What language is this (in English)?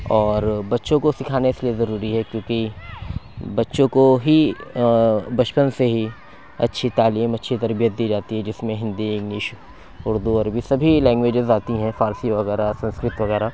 Urdu